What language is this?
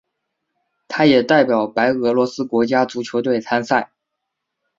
Chinese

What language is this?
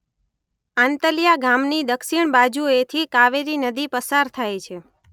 Gujarati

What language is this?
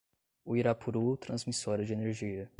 Portuguese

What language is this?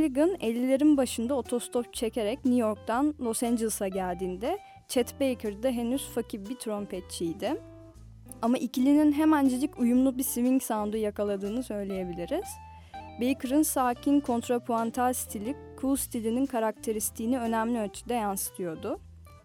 Turkish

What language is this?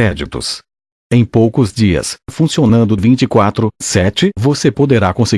Portuguese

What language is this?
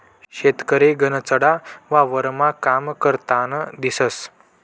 Marathi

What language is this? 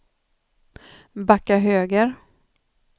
Swedish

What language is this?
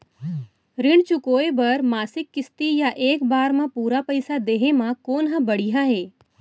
Chhattisgarhi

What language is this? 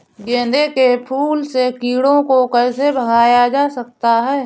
Hindi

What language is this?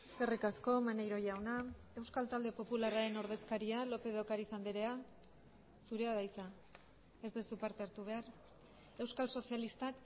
Basque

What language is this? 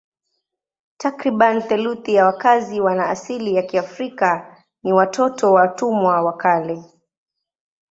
Swahili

